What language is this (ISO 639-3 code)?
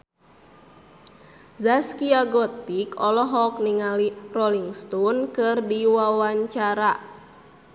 sun